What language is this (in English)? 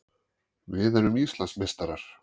Icelandic